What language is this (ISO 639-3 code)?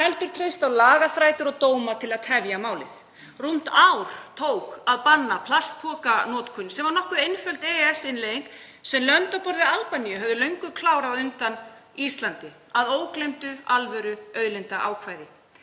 isl